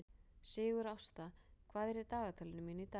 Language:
Icelandic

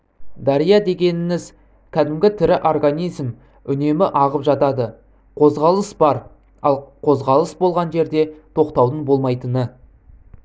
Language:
Kazakh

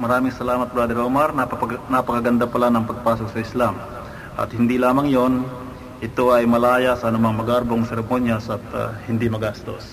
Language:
Filipino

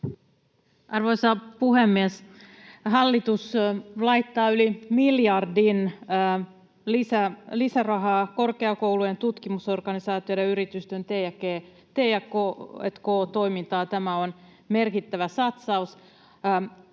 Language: Finnish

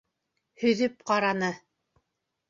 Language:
Bashkir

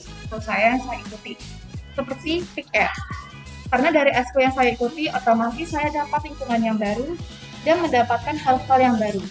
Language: Indonesian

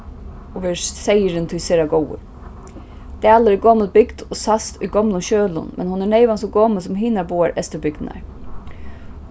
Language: Faroese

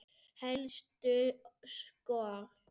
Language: Icelandic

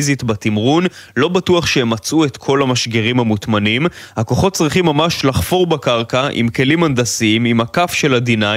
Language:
Hebrew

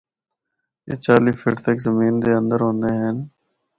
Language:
Northern Hindko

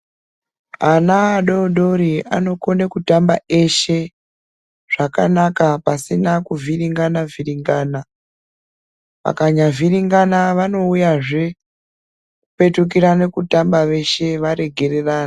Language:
Ndau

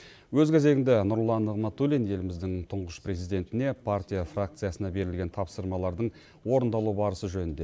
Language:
Kazakh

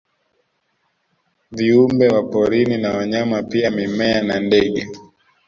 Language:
Swahili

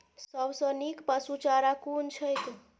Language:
Maithili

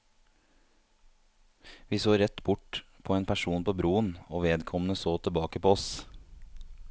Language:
Norwegian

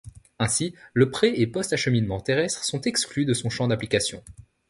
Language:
French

